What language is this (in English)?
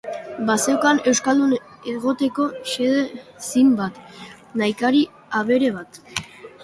Basque